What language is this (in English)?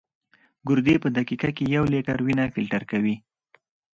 Pashto